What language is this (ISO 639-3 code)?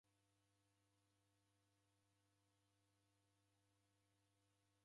dav